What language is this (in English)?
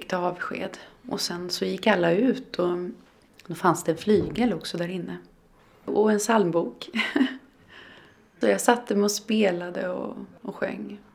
Swedish